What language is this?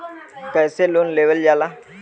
Bhojpuri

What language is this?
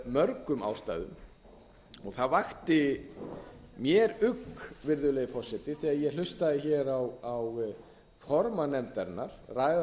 Icelandic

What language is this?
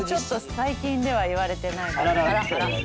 Japanese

